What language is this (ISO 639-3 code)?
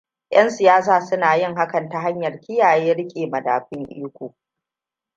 hau